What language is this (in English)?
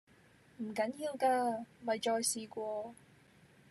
Cantonese